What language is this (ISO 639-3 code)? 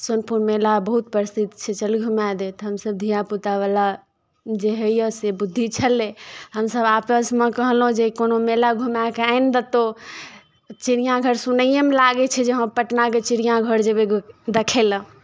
mai